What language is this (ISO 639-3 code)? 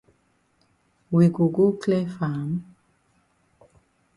wes